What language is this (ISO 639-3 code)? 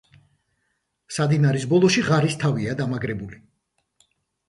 kat